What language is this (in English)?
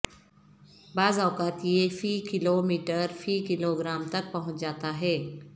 Urdu